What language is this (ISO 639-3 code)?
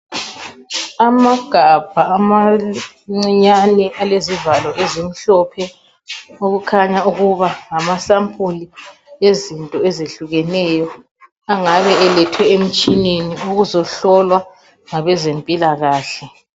nde